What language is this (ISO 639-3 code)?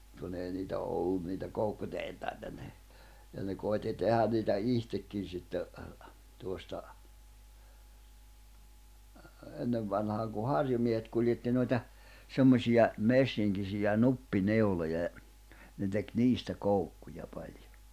fin